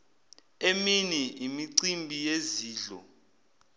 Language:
Zulu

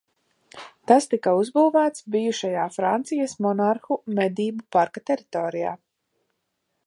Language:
Latvian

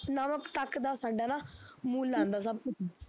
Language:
Punjabi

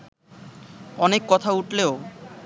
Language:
Bangla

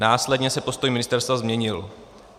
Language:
Czech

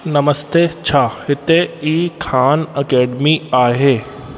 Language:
Sindhi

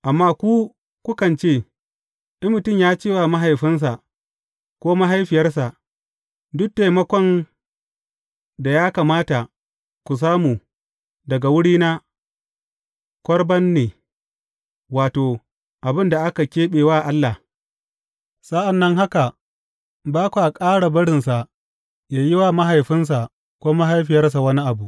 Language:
Hausa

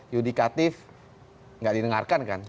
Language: Indonesian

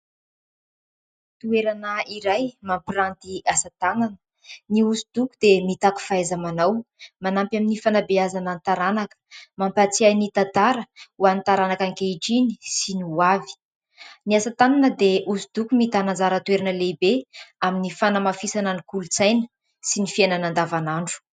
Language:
Malagasy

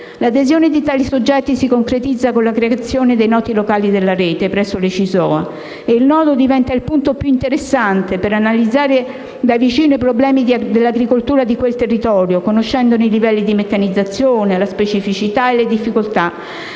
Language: Italian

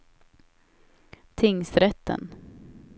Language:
Swedish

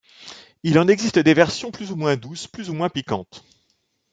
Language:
French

